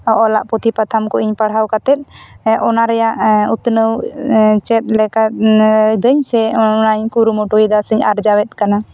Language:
Santali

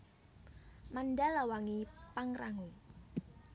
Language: Javanese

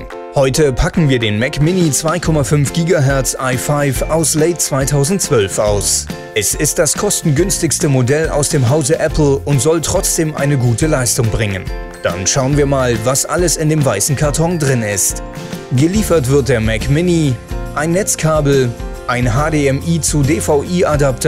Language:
German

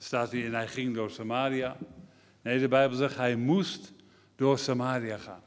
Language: Dutch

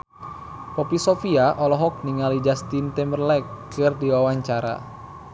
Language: Sundanese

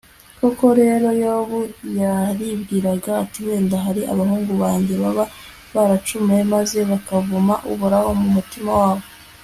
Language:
Kinyarwanda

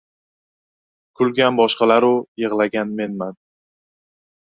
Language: Uzbek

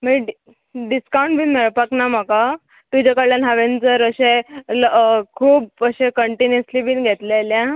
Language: Konkani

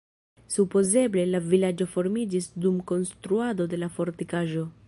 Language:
Esperanto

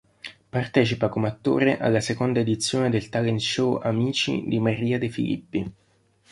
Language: Italian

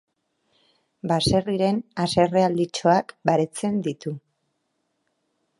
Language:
Basque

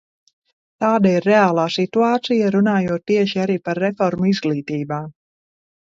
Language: Latvian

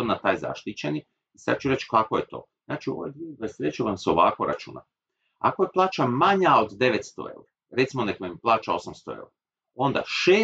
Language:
Croatian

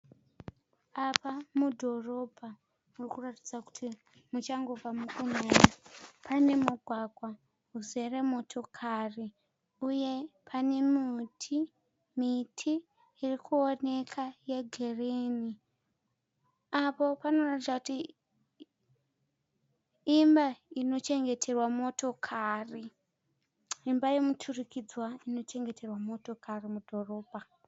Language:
Shona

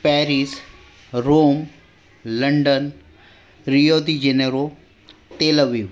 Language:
Marathi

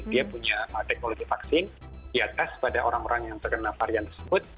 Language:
Indonesian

